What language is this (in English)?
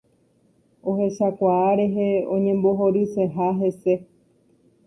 Guarani